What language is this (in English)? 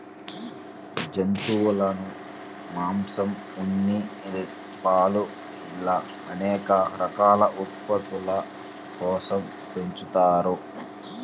Telugu